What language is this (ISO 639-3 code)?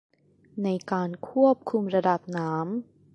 tha